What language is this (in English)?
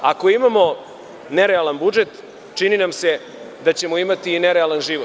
Serbian